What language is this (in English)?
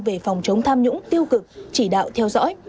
Vietnamese